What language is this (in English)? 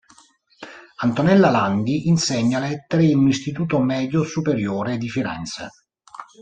Italian